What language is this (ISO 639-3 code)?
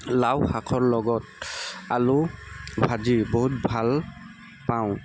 asm